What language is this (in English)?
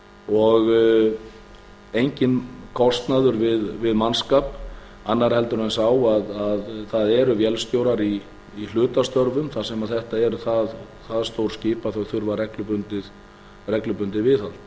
Icelandic